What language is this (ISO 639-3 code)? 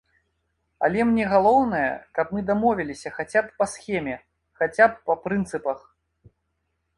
bel